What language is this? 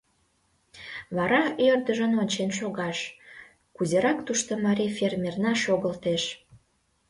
Mari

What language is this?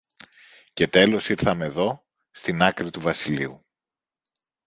Greek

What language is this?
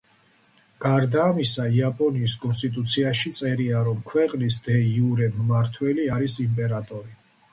Georgian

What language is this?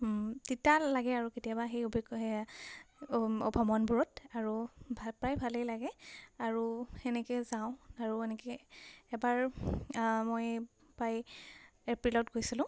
Assamese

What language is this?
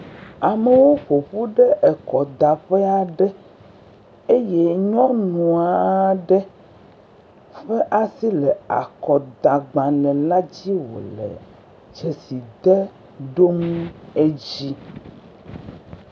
Ewe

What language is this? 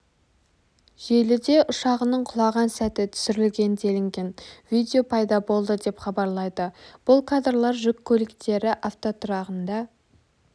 Kazakh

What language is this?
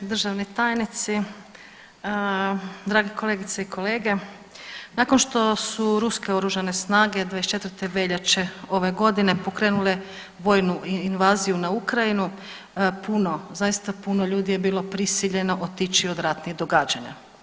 Croatian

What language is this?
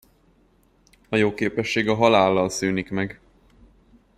Hungarian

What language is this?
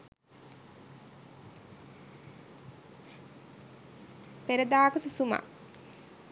Sinhala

